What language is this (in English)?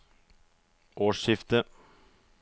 Norwegian